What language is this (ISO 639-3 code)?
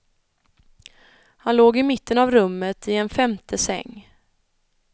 swe